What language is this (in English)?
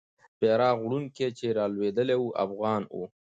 Pashto